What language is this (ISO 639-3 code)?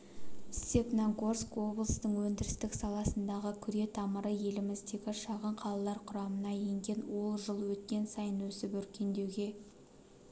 kaz